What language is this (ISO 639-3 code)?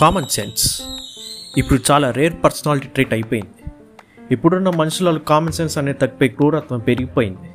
tel